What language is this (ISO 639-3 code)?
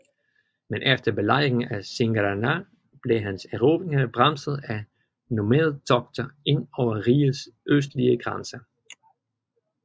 dan